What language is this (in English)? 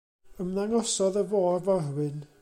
Welsh